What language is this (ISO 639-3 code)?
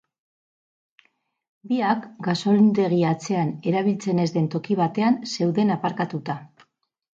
eus